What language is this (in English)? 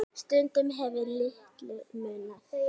Icelandic